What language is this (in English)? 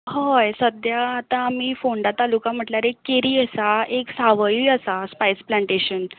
Konkani